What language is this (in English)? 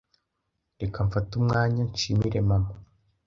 Kinyarwanda